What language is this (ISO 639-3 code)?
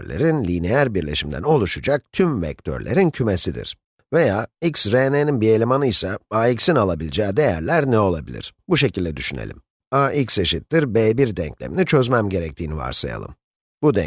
tur